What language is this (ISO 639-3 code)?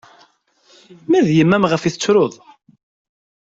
kab